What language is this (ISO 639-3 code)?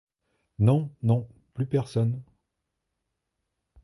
fra